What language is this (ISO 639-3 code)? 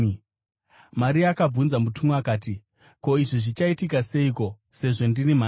sna